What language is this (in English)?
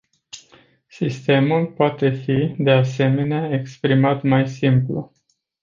Romanian